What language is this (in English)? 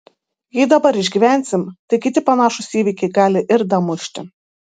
Lithuanian